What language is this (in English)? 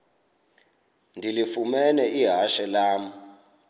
Xhosa